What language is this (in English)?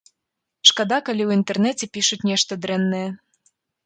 Belarusian